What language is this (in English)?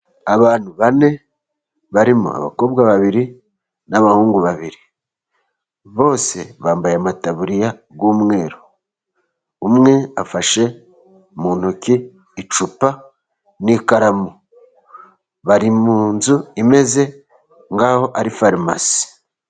Kinyarwanda